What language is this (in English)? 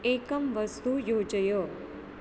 Sanskrit